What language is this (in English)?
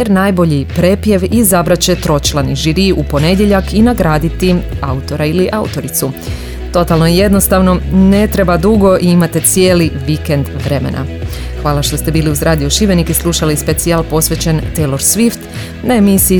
Croatian